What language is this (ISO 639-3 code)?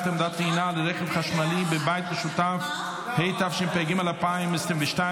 heb